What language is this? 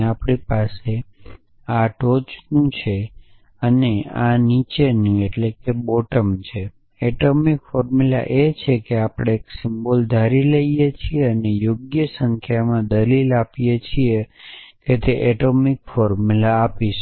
Gujarati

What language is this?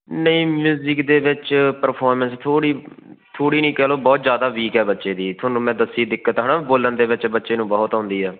Punjabi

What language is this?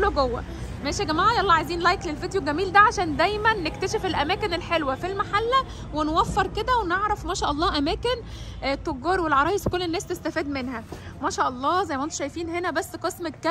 Arabic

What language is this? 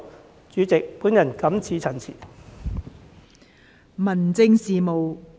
Cantonese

